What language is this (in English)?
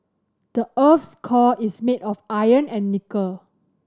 English